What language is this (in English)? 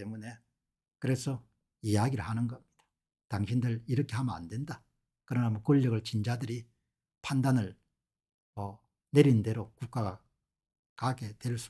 Korean